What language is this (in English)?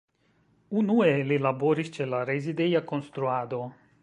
Esperanto